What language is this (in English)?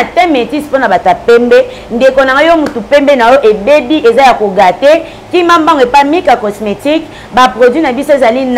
French